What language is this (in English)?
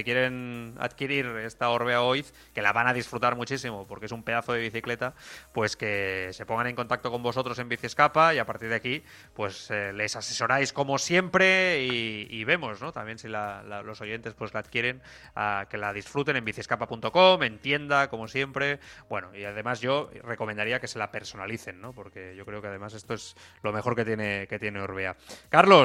Spanish